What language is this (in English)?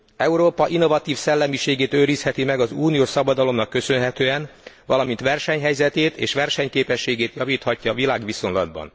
Hungarian